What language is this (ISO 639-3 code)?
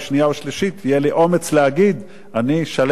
heb